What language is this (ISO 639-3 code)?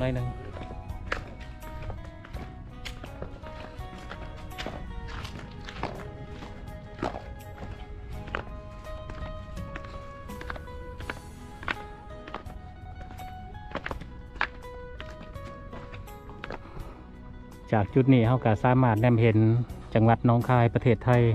tha